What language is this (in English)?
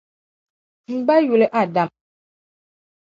Dagbani